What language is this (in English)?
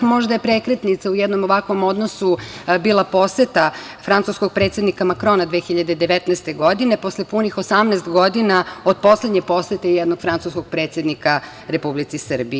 Serbian